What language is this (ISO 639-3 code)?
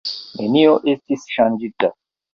epo